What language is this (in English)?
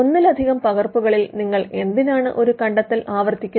Malayalam